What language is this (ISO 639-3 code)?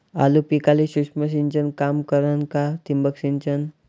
mar